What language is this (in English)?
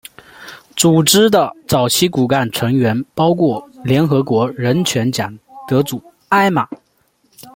Chinese